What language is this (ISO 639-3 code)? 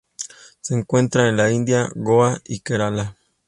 spa